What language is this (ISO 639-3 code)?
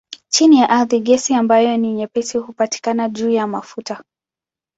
swa